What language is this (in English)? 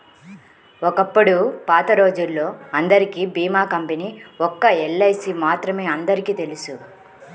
Telugu